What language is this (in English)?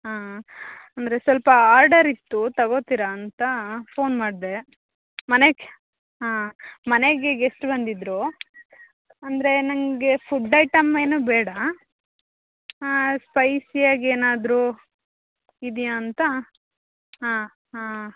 Kannada